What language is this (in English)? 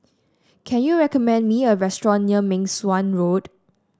English